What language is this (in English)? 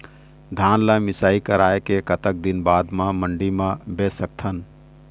Chhattisgarhi